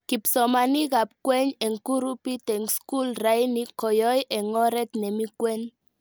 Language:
Kalenjin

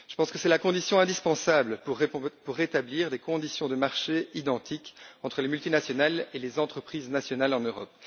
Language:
French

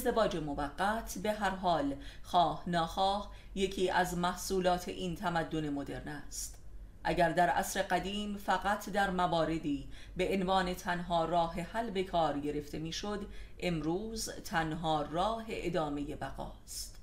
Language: Persian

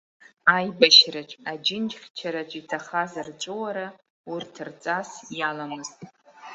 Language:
Abkhazian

